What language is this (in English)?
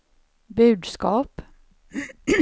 Swedish